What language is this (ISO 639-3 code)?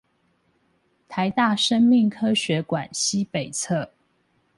zho